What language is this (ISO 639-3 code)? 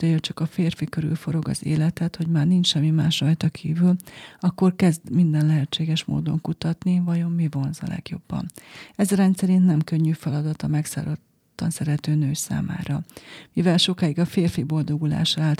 hun